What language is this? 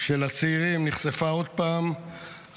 Hebrew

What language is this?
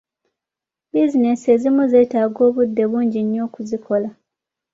Ganda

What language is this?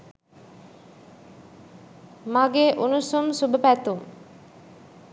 Sinhala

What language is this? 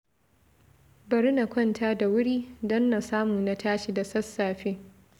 Hausa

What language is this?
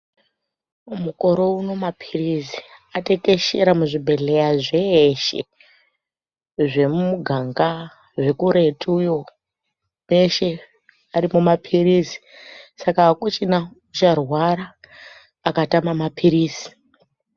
Ndau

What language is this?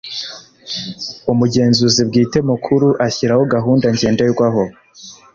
Kinyarwanda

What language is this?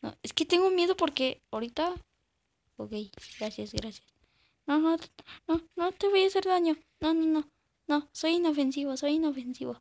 Spanish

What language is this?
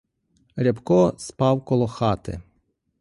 Ukrainian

